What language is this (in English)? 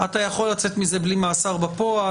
Hebrew